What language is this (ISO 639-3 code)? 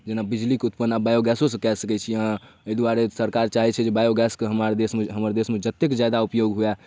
mai